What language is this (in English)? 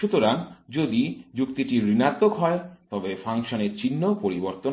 Bangla